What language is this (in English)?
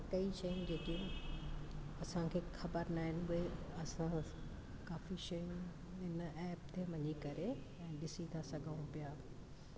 Sindhi